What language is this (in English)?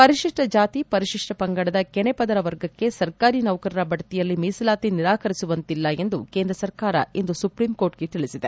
Kannada